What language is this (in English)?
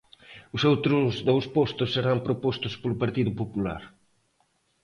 Galician